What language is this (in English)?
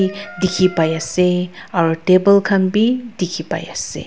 Naga Pidgin